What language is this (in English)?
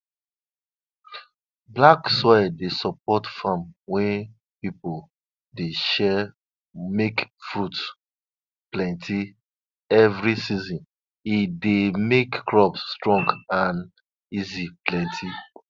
Nigerian Pidgin